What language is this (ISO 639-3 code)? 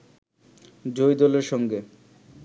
ben